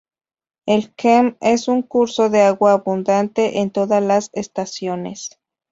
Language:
Spanish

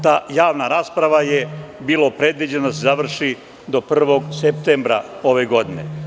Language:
Serbian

